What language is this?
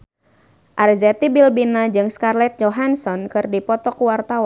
Sundanese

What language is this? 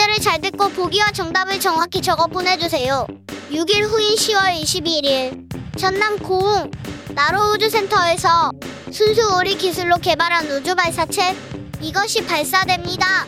Korean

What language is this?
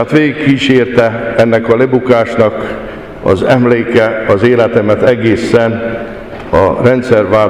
Hungarian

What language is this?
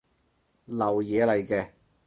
Cantonese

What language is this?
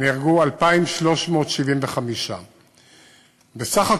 Hebrew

